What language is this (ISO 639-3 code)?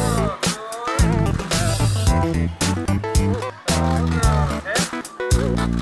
pol